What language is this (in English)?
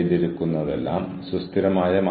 Malayalam